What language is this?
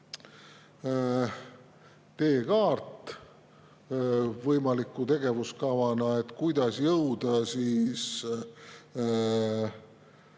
Estonian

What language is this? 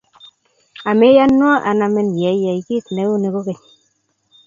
Kalenjin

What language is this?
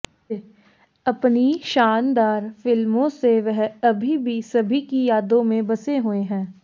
Hindi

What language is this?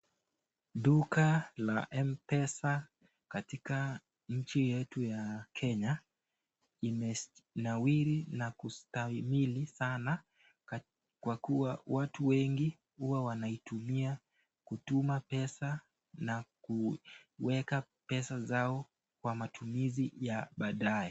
Swahili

